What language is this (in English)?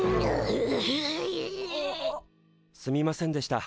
Japanese